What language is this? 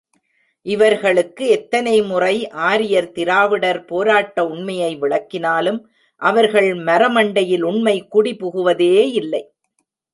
Tamil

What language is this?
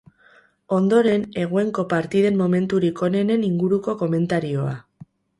Basque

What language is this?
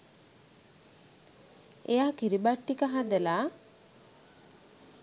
Sinhala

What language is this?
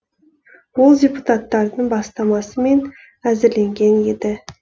Kazakh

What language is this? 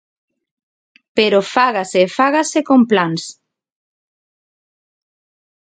Galician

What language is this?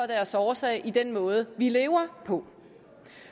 Danish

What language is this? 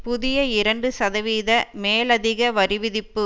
Tamil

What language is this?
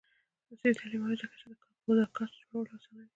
Pashto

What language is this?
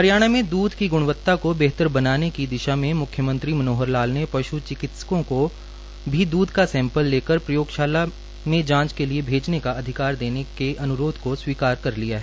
Hindi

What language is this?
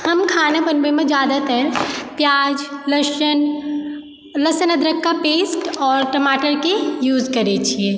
Maithili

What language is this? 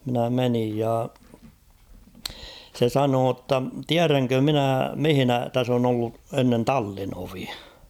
Finnish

